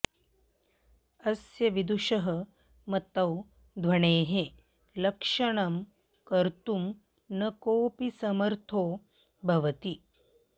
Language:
Sanskrit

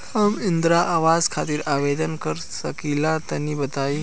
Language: Bhojpuri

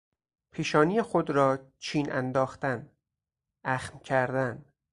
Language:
Persian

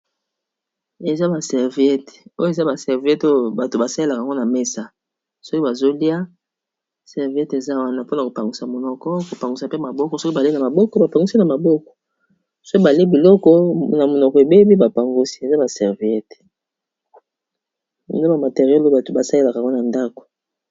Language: Lingala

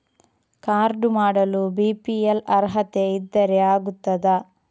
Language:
Kannada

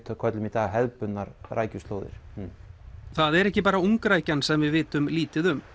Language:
Icelandic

